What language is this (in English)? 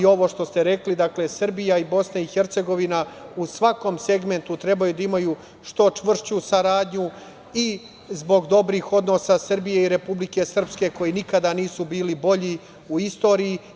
Serbian